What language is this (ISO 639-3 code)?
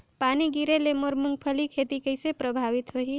hne